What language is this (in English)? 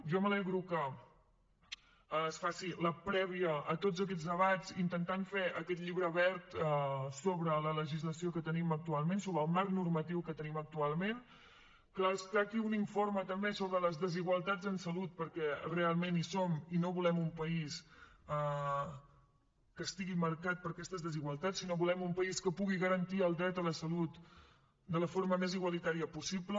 Catalan